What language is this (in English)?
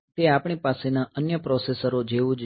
Gujarati